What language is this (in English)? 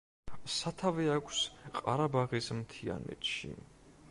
Georgian